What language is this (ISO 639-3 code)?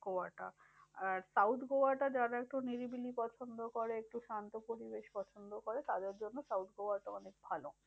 ben